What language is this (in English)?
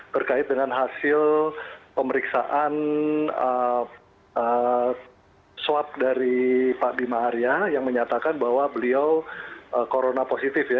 Indonesian